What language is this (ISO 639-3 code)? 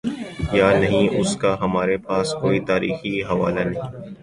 urd